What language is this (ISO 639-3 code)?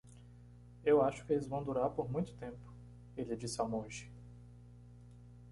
por